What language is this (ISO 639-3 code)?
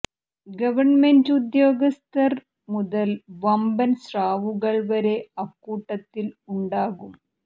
mal